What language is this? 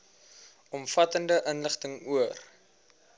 Afrikaans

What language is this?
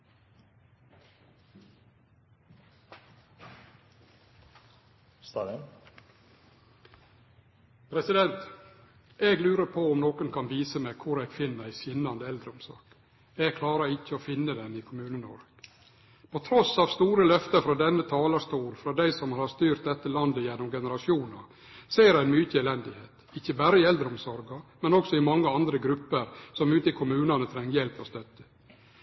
Norwegian Nynorsk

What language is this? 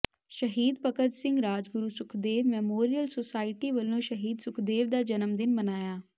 Punjabi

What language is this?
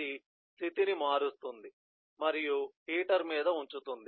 Telugu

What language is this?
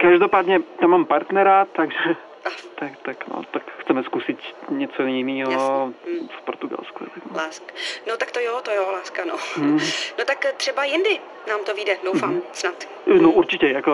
Czech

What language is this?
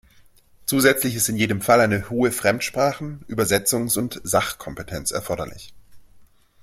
German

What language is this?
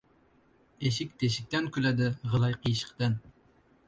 Uzbek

